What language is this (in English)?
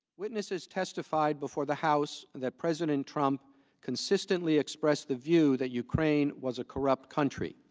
English